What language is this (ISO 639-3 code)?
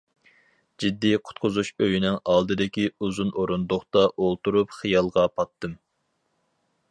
uig